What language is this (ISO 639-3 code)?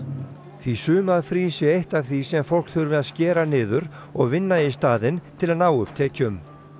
isl